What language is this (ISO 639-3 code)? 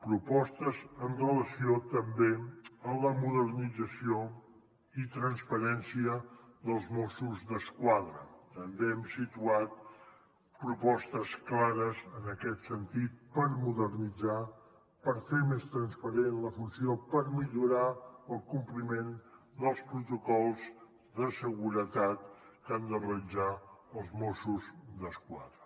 cat